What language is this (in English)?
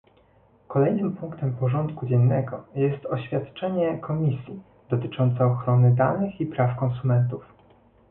Polish